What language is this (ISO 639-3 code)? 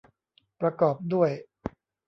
tha